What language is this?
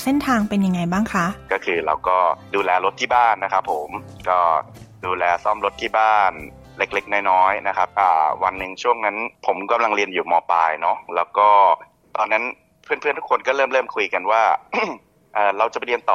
Thai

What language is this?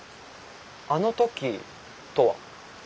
Japanese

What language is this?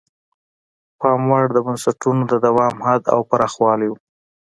Pashto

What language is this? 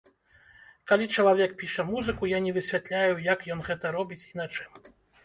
Belarusian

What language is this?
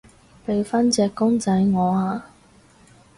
Cantonese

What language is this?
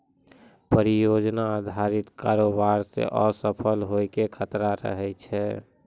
Maithili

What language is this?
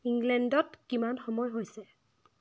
Assamese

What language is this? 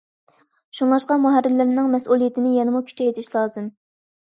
Uyghur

